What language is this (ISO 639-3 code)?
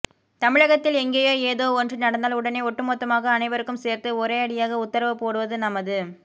tam